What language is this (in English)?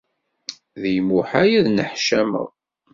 Kabyle